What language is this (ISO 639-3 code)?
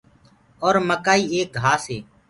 ggg